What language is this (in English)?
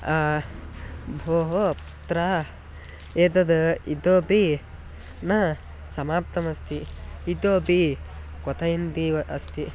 Sanskrit